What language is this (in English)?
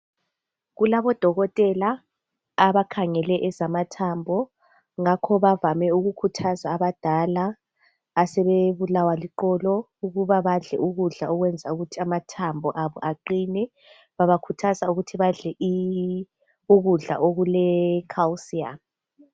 North Ndebele